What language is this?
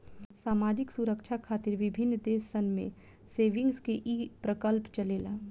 Bhojpuri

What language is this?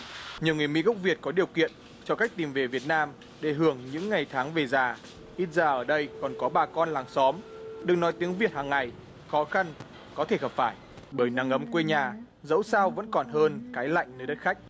Vietnamese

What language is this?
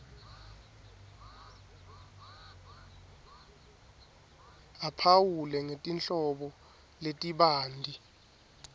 Swati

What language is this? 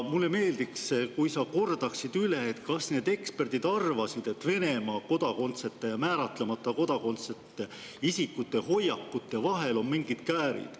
Estonian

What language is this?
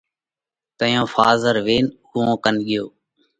Parkari Koli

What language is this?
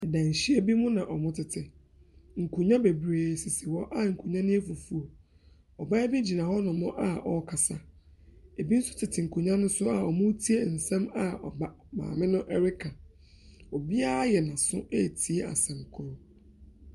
Akan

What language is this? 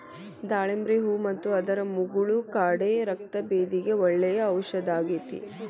Kannada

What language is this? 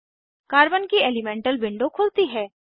Hindi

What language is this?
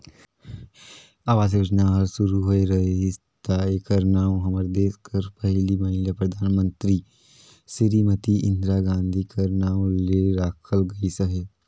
Chhattisgarhi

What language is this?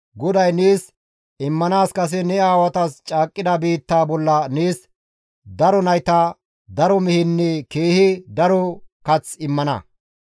Gamo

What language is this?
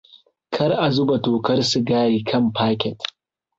Hausa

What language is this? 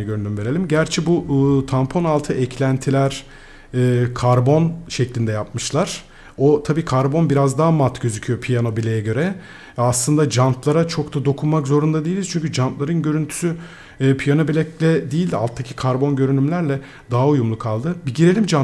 Turkish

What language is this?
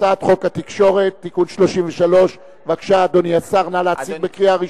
Hebrew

